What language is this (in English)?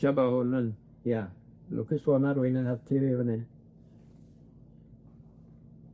Welsh